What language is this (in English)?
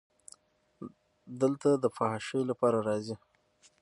Pashto